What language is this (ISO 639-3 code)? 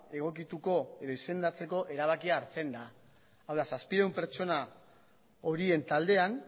eus